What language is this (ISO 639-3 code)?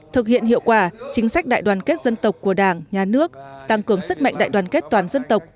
vie